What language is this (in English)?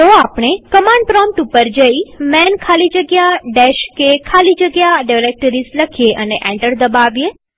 Gujarati